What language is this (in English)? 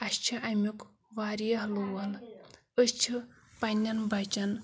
Kashmiri